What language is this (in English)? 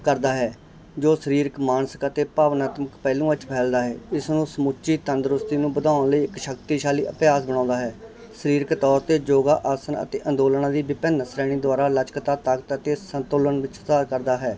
Punjabi